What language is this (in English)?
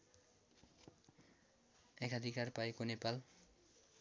Nepali